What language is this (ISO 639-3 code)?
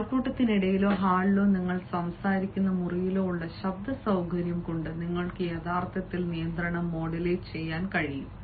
mal